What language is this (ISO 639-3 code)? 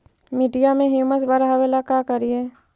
mag